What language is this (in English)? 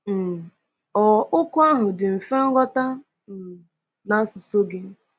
Igbo